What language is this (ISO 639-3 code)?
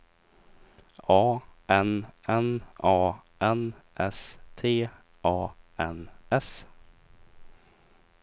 swe